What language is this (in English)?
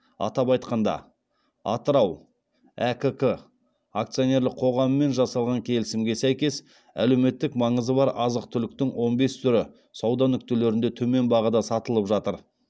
Kazakh